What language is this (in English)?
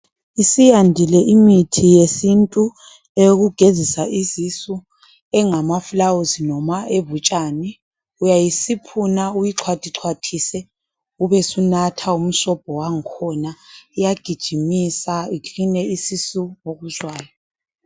North Ndebele